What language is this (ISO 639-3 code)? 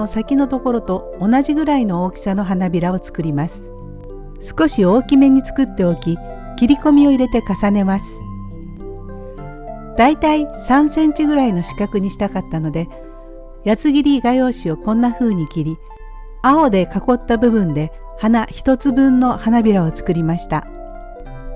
jpn